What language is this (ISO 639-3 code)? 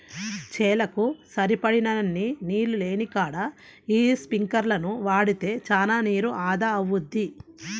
tel